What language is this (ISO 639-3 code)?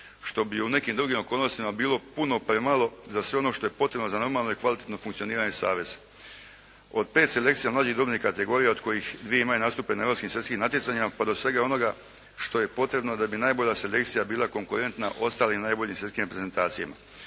hrv